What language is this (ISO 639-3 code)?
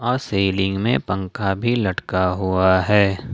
hin